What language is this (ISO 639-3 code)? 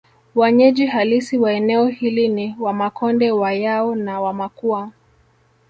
swa